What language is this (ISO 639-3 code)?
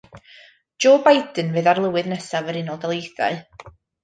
cym